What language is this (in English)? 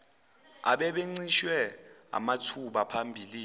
Zulu